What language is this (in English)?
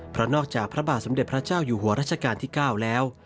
Thai